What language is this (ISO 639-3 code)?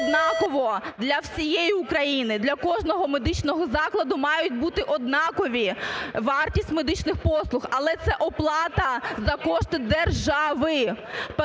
ukr